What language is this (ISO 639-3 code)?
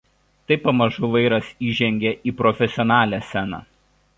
lit